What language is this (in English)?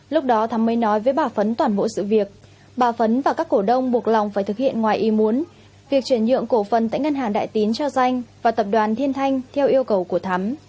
Vietnamese